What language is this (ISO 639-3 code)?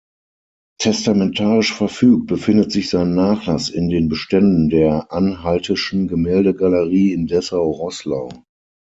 deu